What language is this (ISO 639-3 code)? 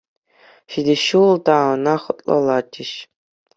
chv